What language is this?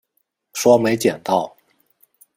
Chinese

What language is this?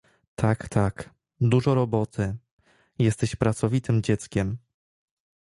Polish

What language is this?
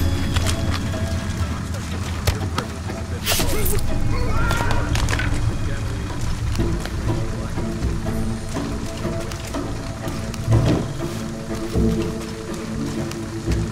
English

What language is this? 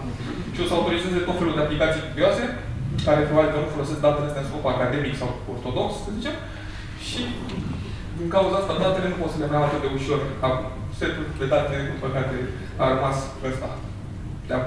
Romanian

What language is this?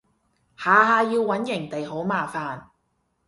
Cantonese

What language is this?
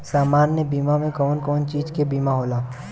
Bhojpuri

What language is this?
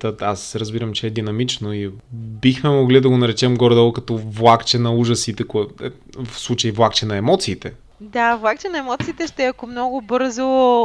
Bulgarian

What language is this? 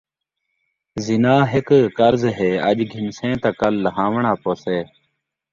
Saraiki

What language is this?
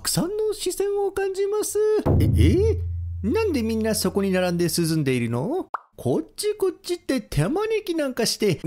Japanese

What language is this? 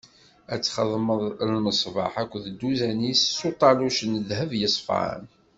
Kabyle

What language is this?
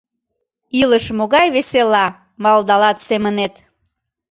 Mari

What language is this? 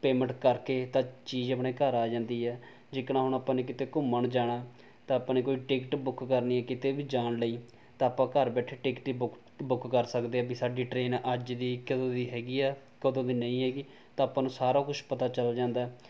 Punjabi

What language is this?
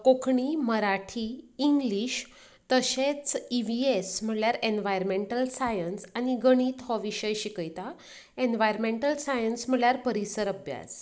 Konkani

